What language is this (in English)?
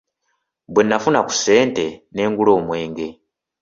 Ganda